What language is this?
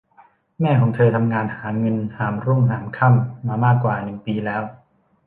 Thai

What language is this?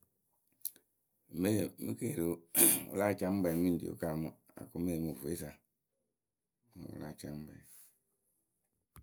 Akebu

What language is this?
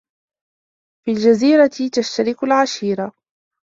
Arabic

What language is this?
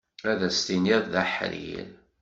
Kabyle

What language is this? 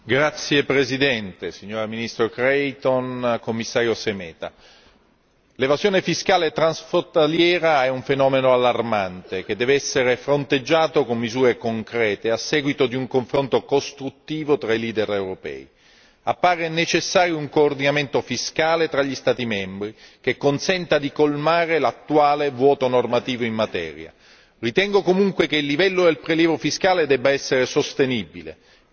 Italian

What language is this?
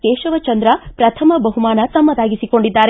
Kannada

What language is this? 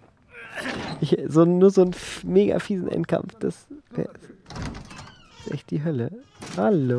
German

